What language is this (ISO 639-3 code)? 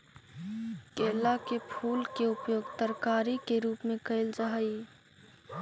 mag